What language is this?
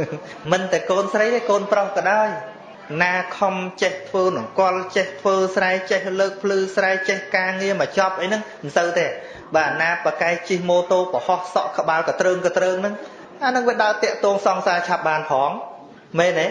Vietnamese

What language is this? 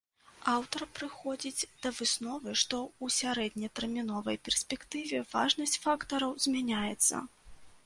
Belarusian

